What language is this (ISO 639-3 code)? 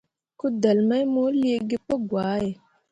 mua